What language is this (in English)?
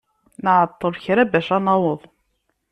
Kabyle